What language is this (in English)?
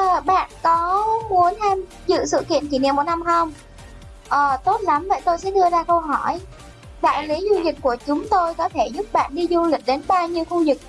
Vietnamese